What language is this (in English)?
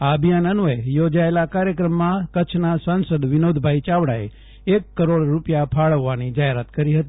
Gujarati